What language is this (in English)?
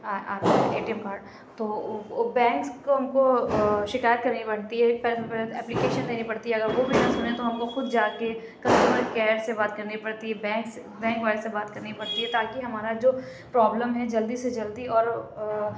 Urdu